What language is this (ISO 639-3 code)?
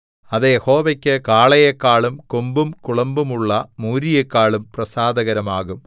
mal